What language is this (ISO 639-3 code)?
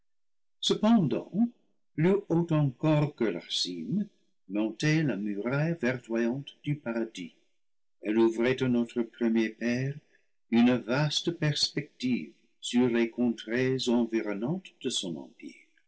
fra